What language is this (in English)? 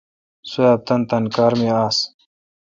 Kalkoti